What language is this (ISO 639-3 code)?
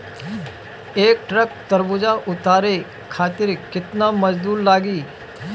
bho